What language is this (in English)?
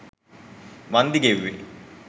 Sinhala